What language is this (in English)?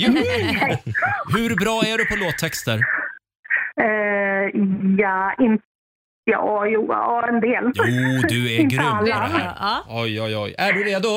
Swedish